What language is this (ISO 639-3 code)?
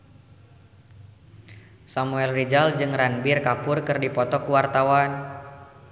sun